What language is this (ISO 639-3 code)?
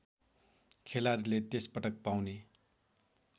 nep